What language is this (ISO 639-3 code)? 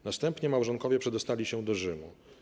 pol